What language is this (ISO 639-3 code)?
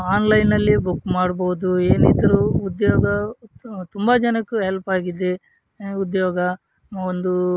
kan